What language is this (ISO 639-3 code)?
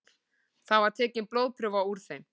isl